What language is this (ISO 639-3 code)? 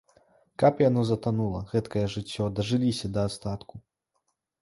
bel